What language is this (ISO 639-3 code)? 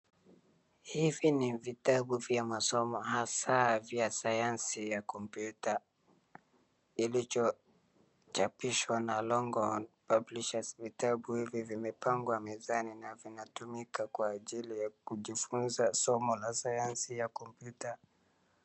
swa